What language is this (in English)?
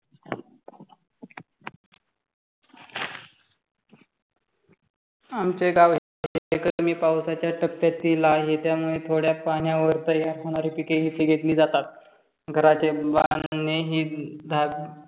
Marathi